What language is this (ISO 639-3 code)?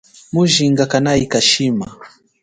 cjk